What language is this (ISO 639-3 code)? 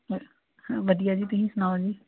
pan